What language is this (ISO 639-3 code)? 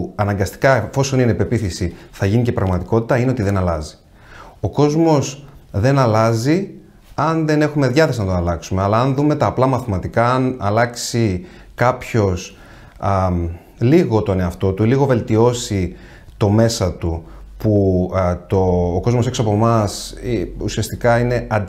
ell